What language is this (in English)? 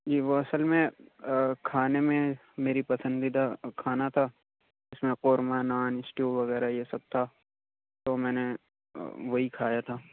Urdu